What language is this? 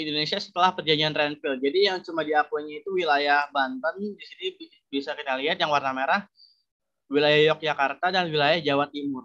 Indonesian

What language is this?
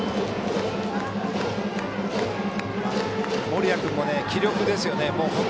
Japanese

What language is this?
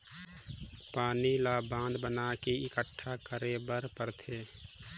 Chhattisgarhi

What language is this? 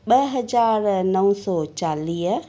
Sindhi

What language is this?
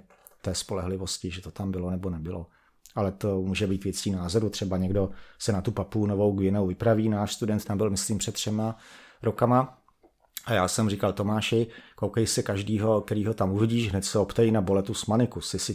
Czech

